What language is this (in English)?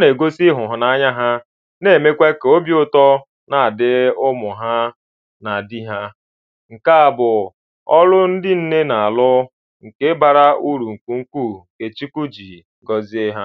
Igbo